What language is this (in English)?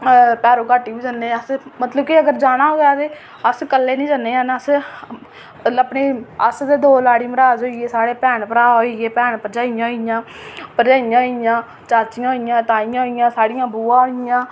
Dogri